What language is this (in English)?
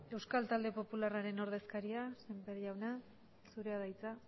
Basque